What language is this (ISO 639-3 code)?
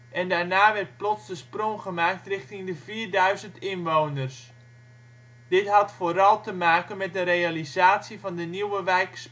nld